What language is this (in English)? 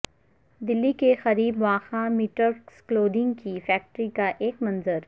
Urdu